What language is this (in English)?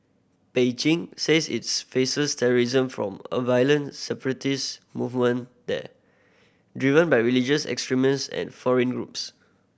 English